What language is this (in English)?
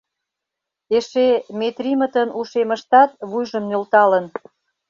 Mari